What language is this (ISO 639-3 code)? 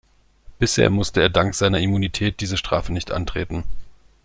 deu